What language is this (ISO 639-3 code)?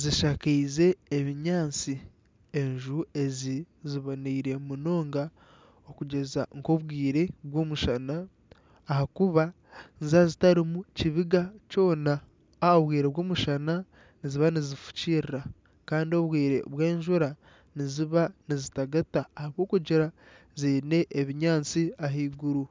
nyn